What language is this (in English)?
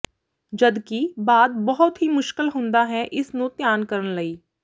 Punjabi